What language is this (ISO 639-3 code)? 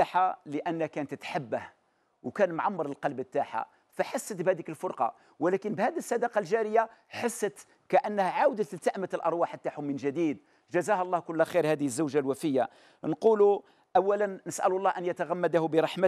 ara